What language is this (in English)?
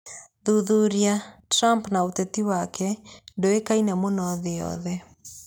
Kikuyu